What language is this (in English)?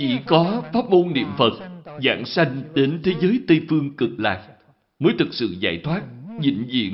Vietnamese